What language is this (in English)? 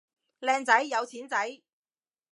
Cantonese